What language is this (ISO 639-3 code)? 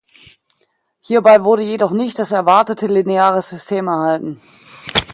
deu